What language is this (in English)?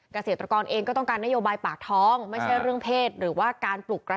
Thai